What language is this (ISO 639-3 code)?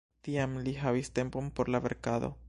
epo